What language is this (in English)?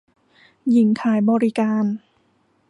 Thai